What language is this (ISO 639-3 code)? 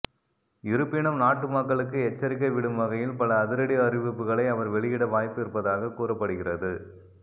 tam